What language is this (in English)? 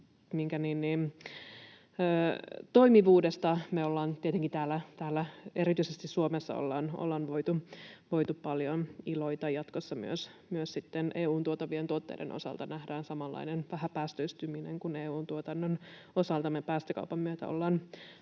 Finnish